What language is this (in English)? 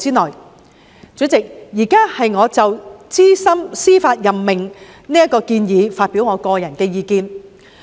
Cantonese